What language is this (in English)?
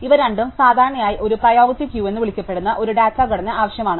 Malayalam